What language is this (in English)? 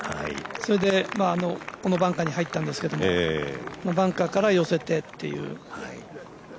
Japanese